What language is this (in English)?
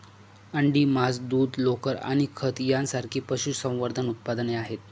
Marathi